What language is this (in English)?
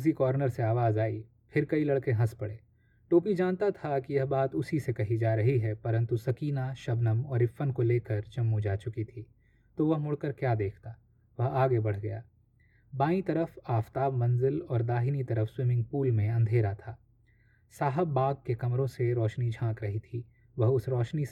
Hindi